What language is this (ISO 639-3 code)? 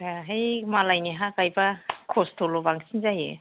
brx